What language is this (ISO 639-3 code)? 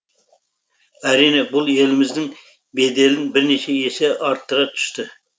kaz